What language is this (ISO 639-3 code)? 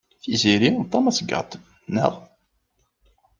kab